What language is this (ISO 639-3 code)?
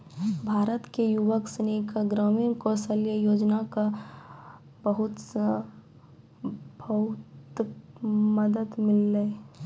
mai